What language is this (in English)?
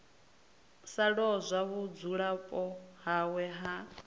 Venda